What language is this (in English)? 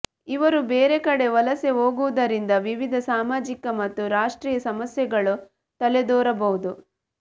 Kannada